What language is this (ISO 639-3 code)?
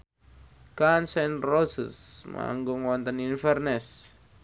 jav